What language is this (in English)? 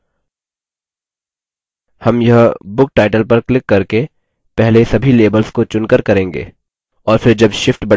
Hindi